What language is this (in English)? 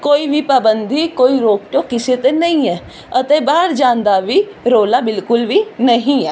Punjabi